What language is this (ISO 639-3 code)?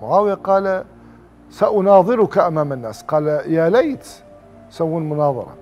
ara